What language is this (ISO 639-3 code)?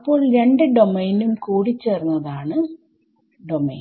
mal